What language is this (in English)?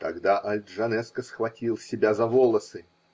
Russian